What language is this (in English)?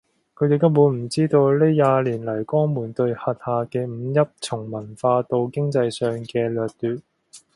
Cantonese